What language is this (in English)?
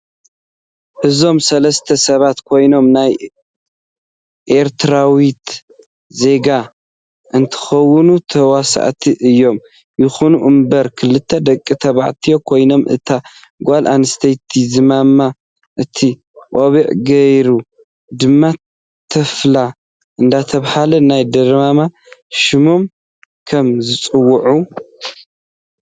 Tigrinya